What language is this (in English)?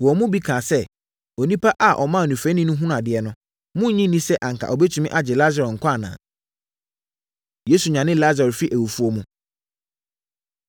Akan